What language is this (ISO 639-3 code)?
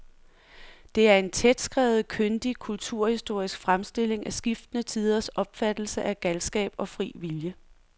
dan